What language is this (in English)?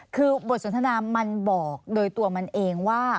Thai